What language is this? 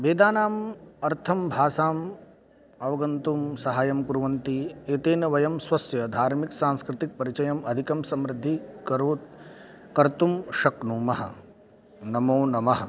Sanskrit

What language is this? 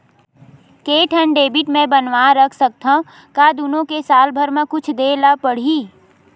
Chhattisgarhi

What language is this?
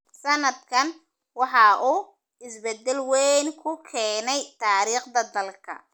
Somali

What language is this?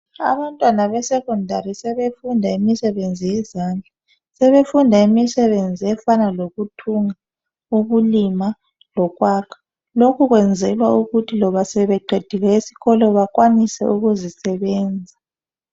North Ndebele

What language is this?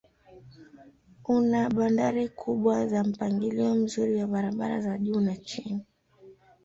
Swahili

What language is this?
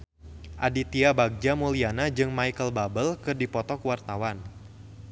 Sundanese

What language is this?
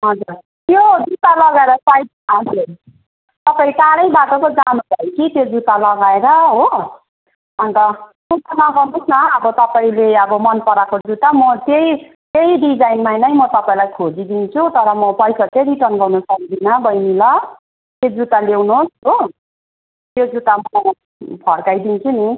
Nepali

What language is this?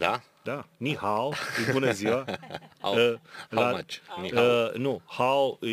Romanian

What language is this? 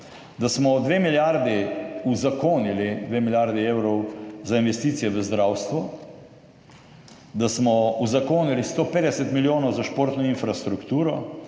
Slovenian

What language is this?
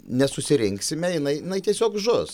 Lithuanian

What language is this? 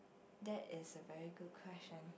English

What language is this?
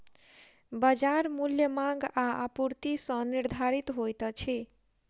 Maithili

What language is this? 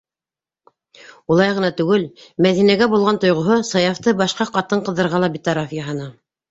Bashkir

